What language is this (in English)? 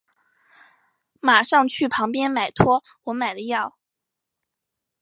Chinese